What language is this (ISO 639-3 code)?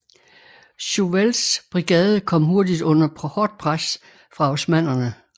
dan